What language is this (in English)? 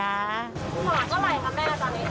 Thai